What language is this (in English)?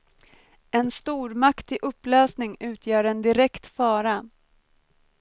Swedish